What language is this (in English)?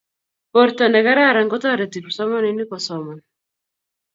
Kalenjin